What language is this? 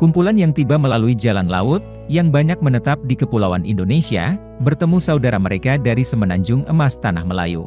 Indonesian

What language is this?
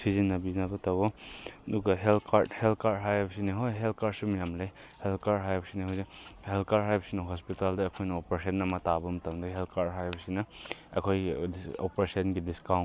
Manipuri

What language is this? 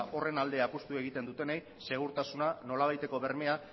Basque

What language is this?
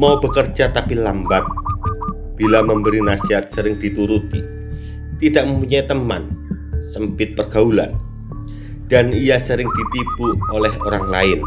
Indonesian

